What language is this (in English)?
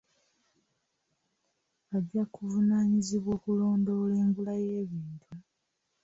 Ganda